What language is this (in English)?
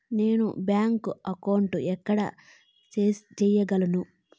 Telugu